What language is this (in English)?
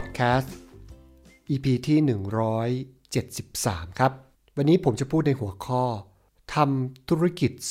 Thai